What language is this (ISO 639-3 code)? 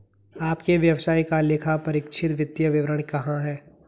hin